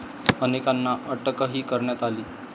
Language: Marathi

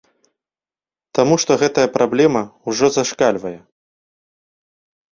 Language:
Belarusian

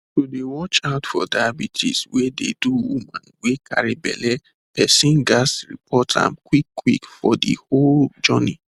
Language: Nigerian Pidgin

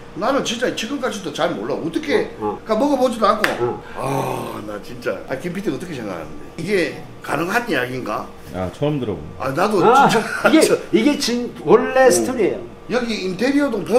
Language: Korean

